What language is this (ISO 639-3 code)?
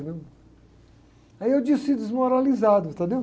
por